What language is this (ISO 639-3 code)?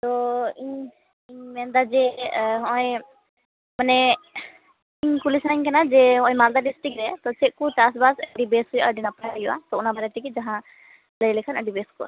sat